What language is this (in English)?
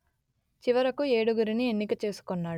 Telugu